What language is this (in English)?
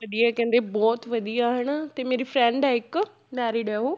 Punjabi